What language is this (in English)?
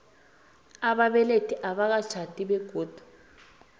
South Ndebele